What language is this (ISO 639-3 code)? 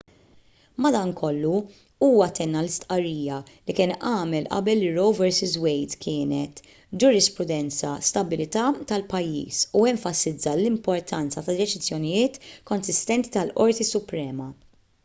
mlt